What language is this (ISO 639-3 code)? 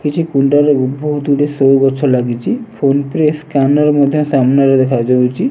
ori